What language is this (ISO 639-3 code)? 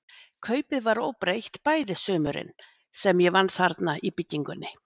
isl